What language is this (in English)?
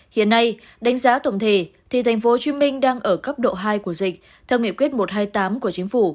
Vietnamese